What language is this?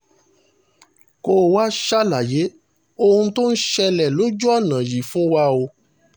Yoruba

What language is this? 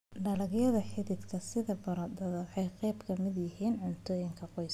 Somali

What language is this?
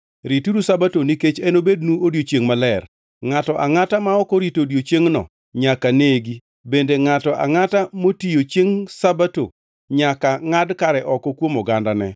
Luo (Kenya and Tanzania)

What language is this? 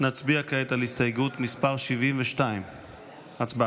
Hebrew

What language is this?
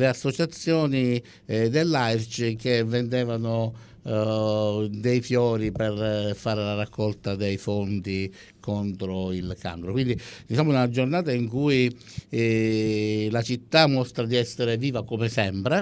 Italian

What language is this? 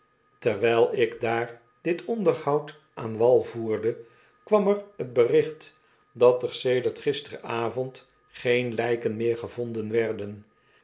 Dutch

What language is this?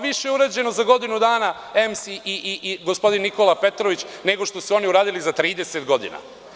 Serbian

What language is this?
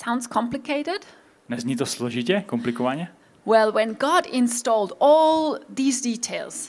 Czech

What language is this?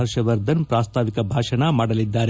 Kannada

